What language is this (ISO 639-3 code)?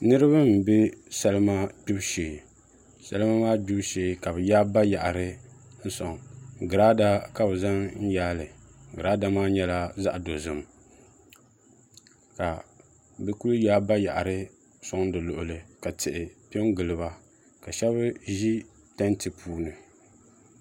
dag